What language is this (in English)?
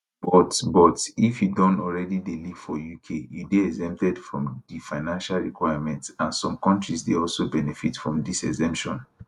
Nigerian Pidgin